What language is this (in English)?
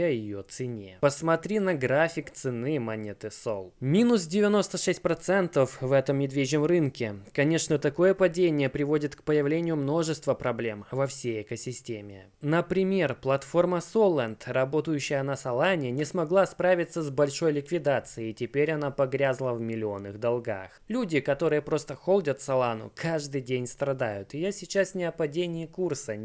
Russian